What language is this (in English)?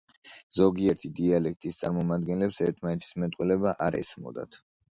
Georgian